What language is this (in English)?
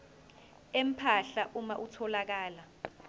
Zulu